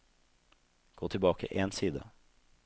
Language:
Norwegian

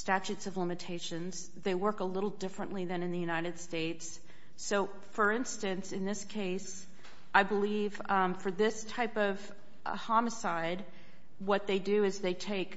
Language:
English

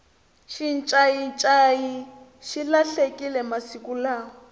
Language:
Tsonga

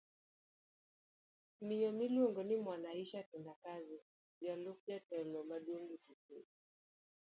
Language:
Luo (Kenya and Tanzania)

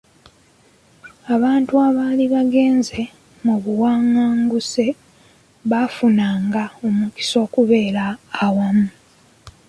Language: Ganda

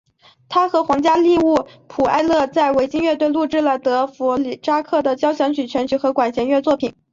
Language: Chinese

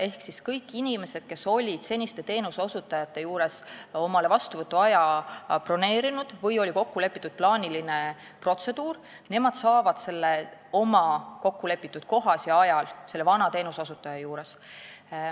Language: Estonian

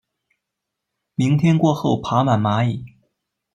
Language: Chinese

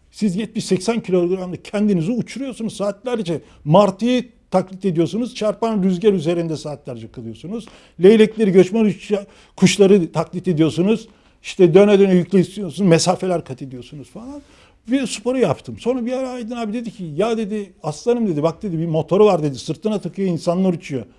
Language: Turkish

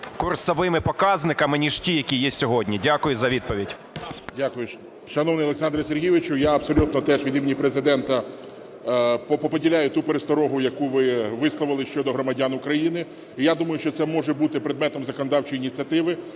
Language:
Ukrainian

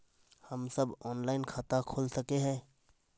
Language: Magahi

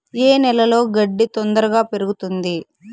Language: Telugu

